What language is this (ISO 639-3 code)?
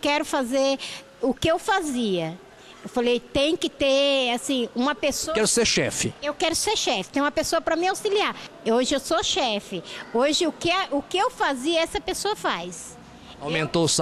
por